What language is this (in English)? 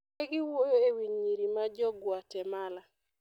Luo (Kenya and Tanzania)